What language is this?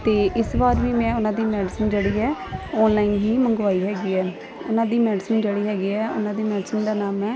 Punjabi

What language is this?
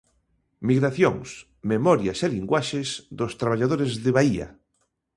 Galician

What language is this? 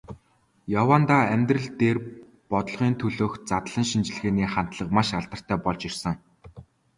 Mongolian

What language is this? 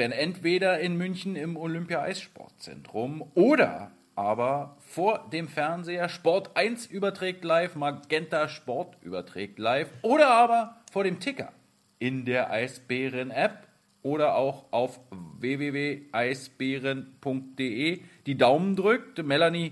German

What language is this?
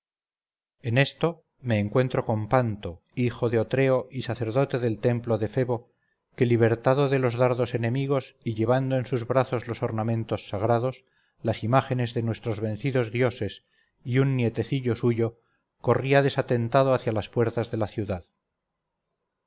Spanish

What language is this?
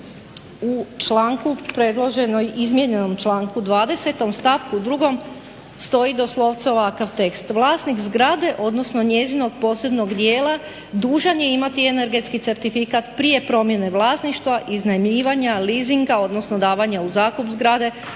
Croatian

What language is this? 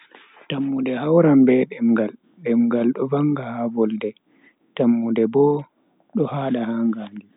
Bagirmi Fulfulde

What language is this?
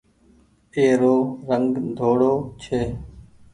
Goaria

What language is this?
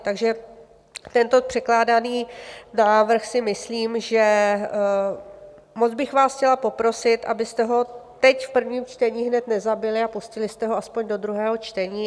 Czech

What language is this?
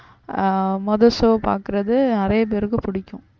Tamil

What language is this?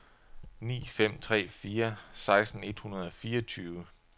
Danish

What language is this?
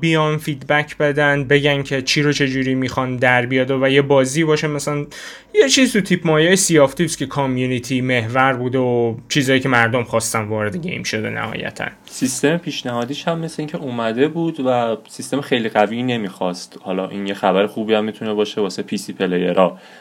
Persian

